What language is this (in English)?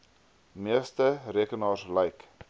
Afrikaans